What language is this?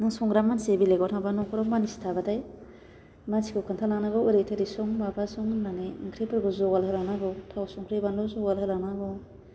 Bodo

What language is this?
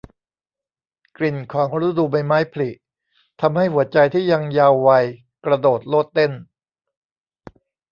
Thai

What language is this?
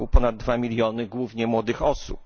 Polish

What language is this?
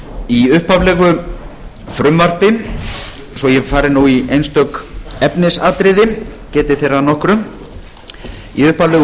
Icelandic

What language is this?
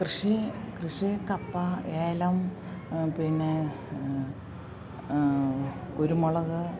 Malayalam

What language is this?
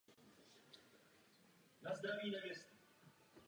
Czech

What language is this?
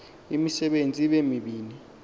Xhosa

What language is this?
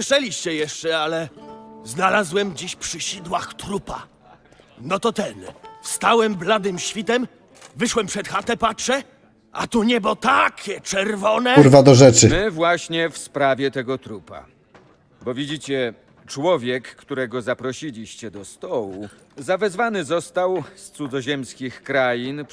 Polish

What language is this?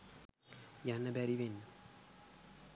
Sinhala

